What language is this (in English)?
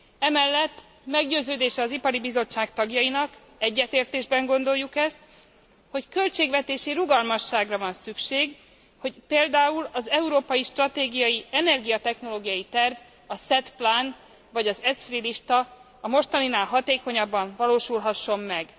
Hungarian